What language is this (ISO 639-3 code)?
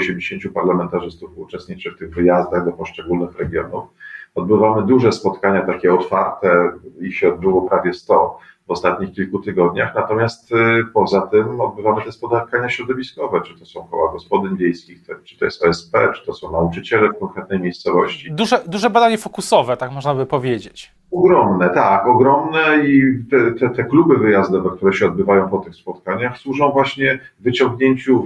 pol